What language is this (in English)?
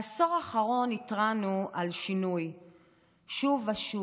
Hebrew